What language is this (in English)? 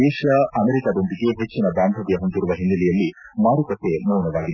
Kannada